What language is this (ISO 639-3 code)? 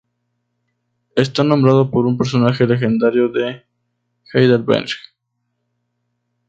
spa